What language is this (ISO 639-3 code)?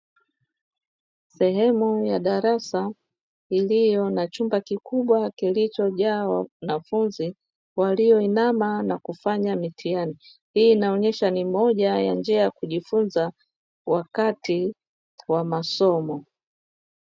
swa